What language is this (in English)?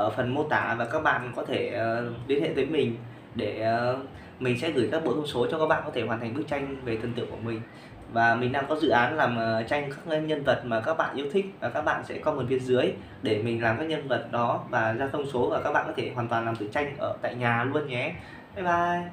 Vietnamese